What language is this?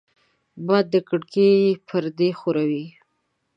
Pashto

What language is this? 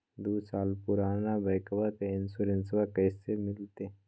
Magahi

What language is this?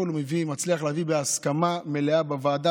Hebrew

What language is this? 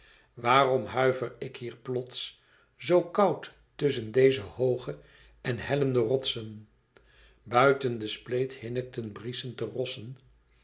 Dutch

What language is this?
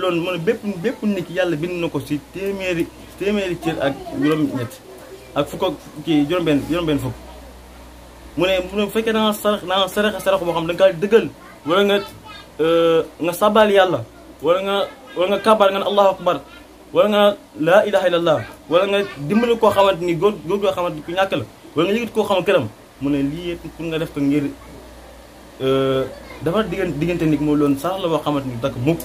Arabic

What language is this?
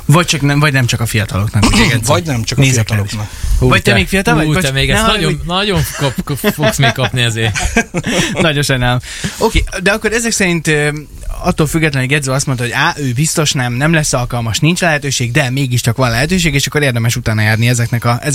Hungarian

